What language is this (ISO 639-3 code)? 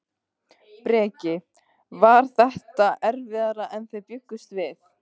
isl